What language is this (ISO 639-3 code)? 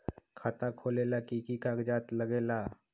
mag